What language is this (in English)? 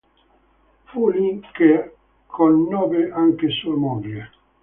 Italian